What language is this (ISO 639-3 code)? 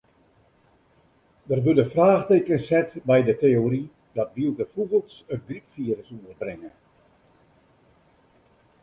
fry